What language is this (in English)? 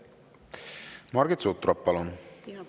Estonian